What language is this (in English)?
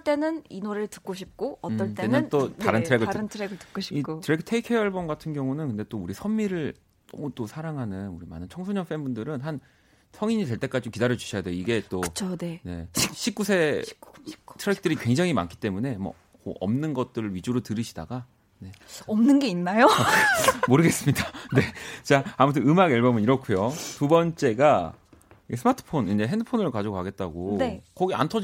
Korean